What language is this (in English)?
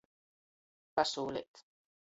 Latgalian